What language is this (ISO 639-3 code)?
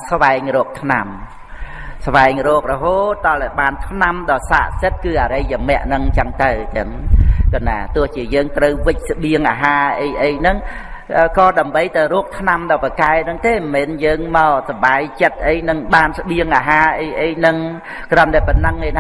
vie